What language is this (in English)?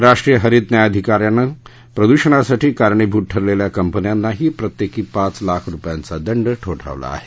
Marathi